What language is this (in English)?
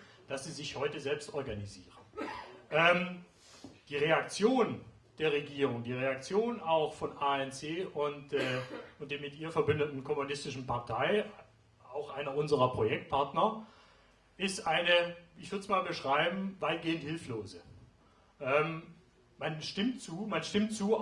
German